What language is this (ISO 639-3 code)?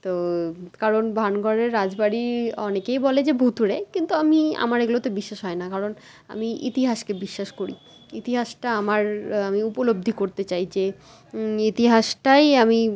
ben